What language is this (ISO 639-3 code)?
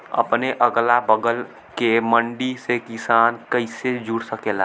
bho